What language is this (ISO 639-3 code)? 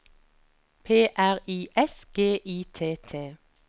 nor